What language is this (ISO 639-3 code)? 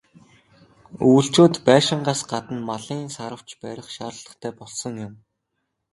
mon